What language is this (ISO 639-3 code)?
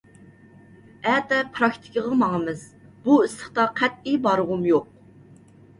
uig